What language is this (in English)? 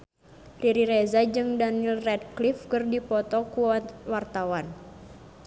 Sundanese